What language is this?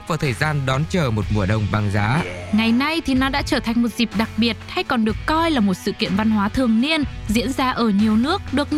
Vietnamese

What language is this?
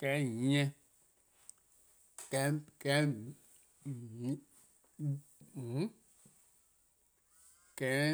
Eastern Krahn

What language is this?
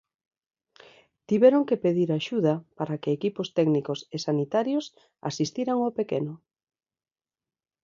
Galician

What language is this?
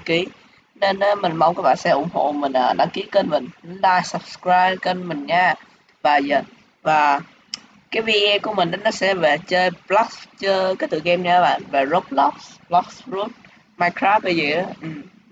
Vietnamese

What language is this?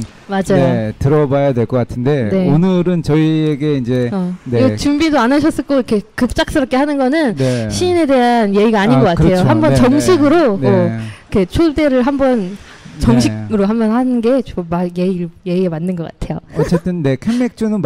Korean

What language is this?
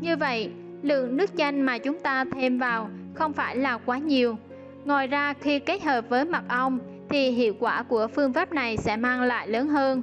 Vietnamese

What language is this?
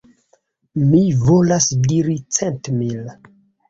Esperanto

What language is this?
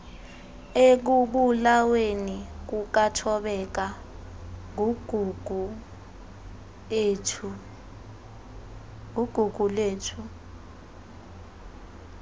Xhosa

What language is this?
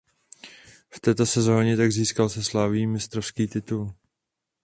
Czech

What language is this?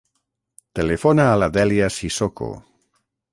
Catalan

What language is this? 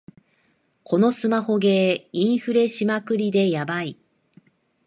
Japanese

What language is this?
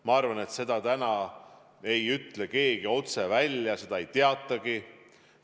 Estonian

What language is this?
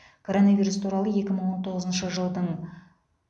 Kazakh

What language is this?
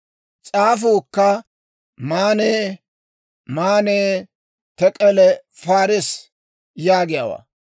Dawro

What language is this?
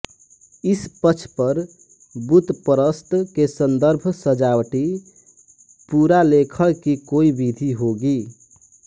Hindi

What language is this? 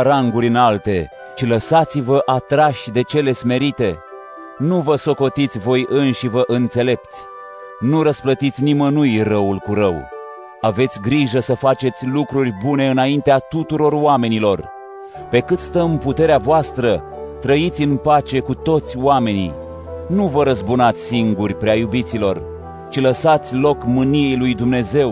Romanian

